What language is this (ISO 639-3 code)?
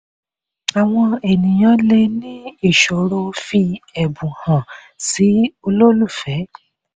yor